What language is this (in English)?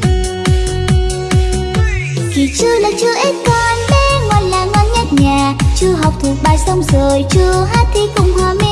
Vietnamese